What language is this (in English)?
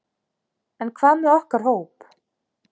Icelandic